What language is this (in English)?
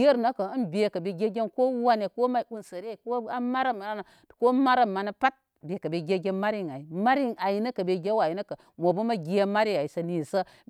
Koma